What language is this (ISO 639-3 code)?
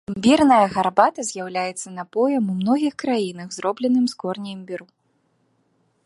bel